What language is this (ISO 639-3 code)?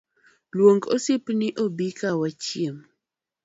luo